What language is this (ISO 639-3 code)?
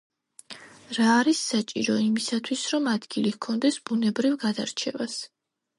kat